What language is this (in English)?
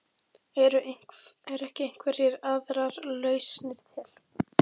Icelandic